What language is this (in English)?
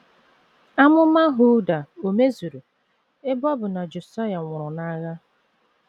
Igbo